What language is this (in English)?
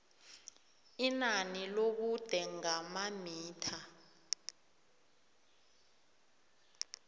South Ndebele